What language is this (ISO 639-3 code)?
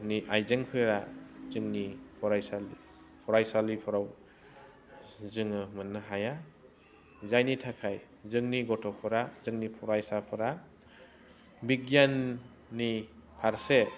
brx